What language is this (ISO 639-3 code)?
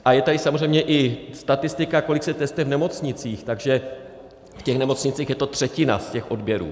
ces